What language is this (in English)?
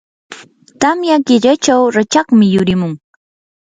Yanahuanca Pasco Quechua